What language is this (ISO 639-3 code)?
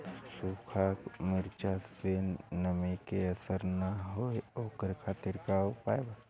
bho